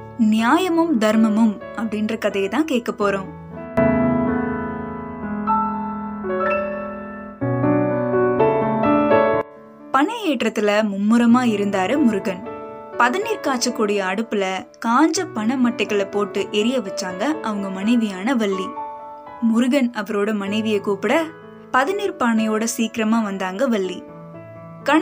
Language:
Tamil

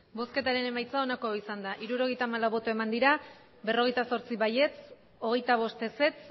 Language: Basque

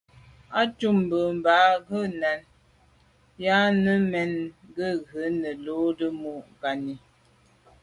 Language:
Medumba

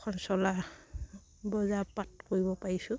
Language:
Assamese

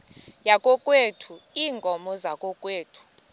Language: Xhosa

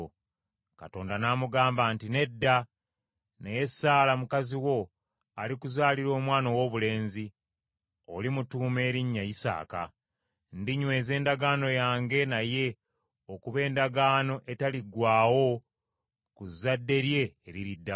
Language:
Ganda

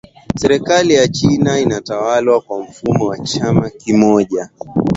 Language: Swahili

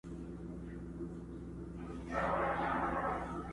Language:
Pashto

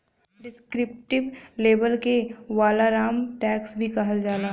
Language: Bhojpuri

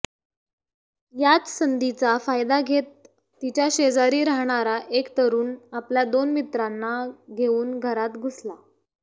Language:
Marathi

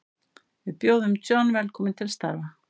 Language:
Icelandic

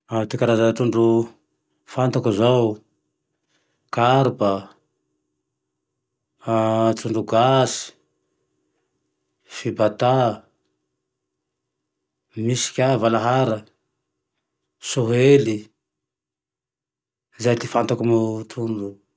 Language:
Tandroy-Mahafaly Malagasy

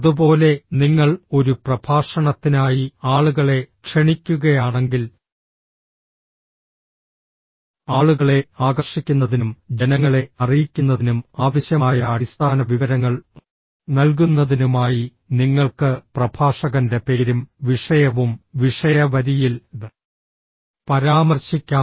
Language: Malayalam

